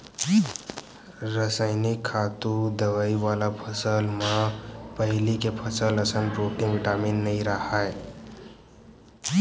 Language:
Chhattisgarhi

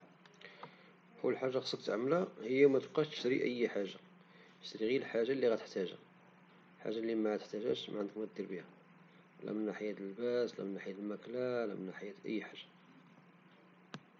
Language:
Moroccan Arabic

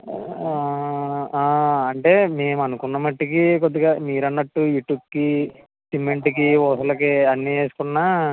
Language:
Telugu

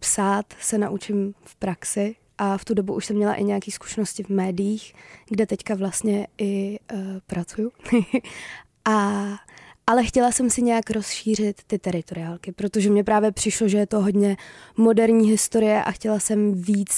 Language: Czech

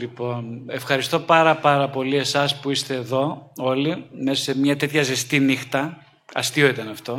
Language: Greek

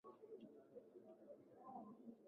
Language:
Swahili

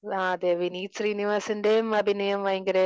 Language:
Malayalam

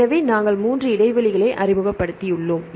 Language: Tamil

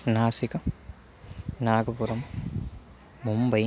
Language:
Sanskrit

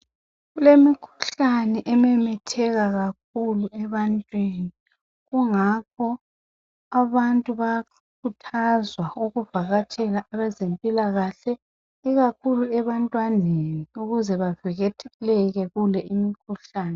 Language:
North Ndebele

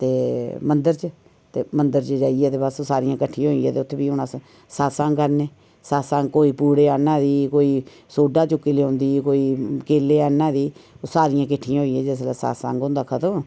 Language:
Dogri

